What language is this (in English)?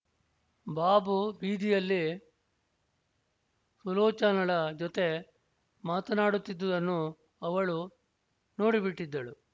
Kannada